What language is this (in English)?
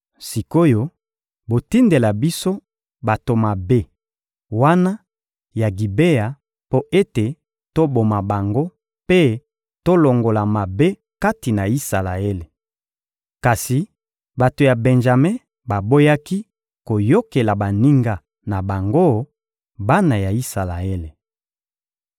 Lingala